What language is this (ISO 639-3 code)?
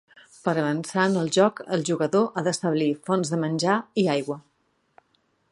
cat